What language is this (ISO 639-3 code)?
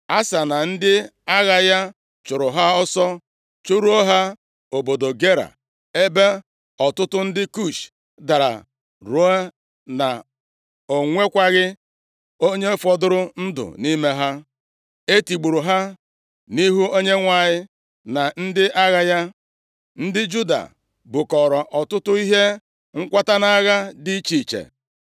ibo